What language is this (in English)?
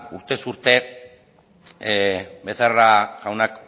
Basque